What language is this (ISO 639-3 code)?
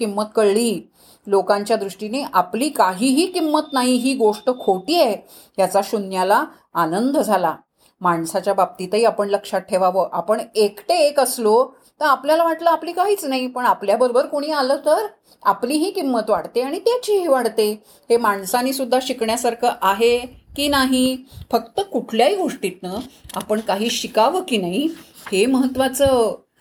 mar